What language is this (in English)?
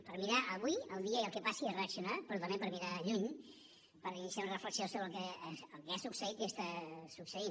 Catalan